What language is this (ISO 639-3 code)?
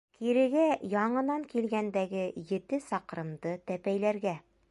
bak